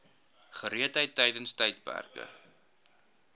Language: Afrikaans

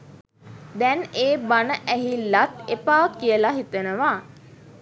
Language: Sinhala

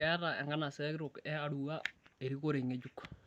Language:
Masai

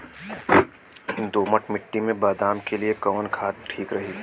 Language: Bhojpuri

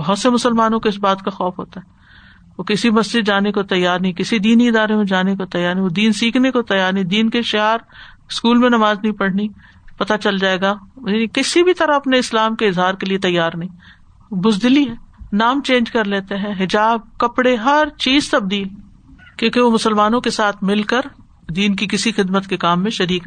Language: Urdu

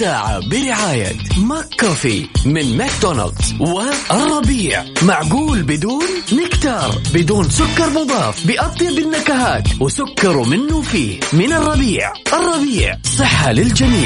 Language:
Arabic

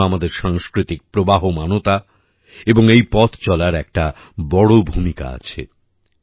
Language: Bangla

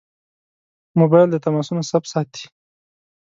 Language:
Pashto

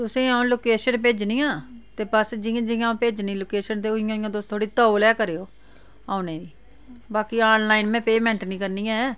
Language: Dogri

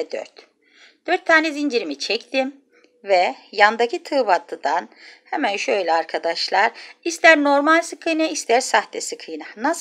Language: Turkish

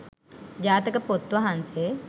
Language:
Sinhala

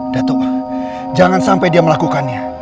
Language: Indonesian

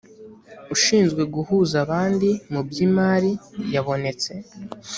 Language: Kinyarwanda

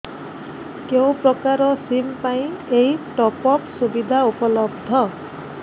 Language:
Odia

